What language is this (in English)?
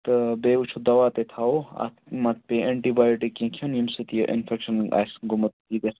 Kashmiri